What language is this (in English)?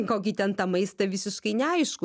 Lithuanian